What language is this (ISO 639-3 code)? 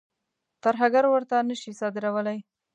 pus